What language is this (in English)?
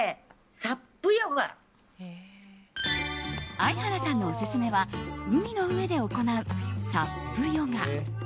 Japanese